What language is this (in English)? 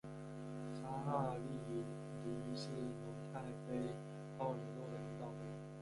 Chinese